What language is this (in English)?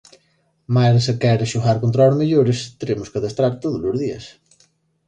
Galician